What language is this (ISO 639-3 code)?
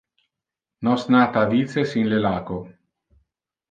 ina